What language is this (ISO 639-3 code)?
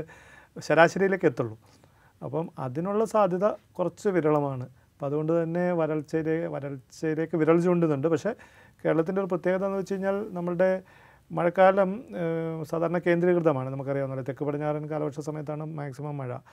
mal